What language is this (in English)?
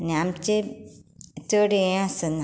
Konkani